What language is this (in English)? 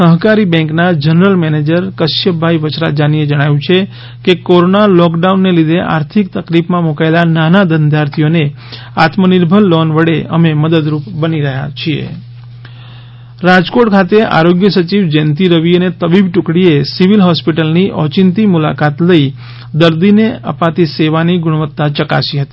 Gujarati